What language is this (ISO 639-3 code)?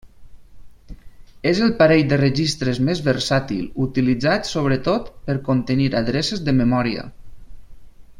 cat